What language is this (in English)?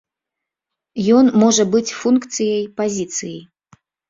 Belarusian